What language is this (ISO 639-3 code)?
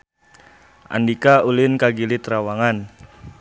sun